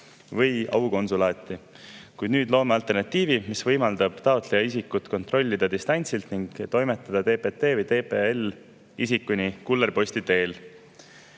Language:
Estonian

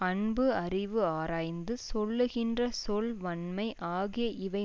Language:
Tamil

